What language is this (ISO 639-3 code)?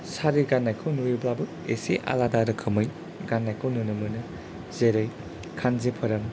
brx